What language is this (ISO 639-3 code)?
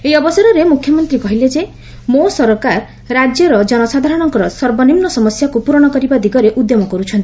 ori